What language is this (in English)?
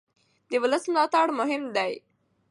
Pashto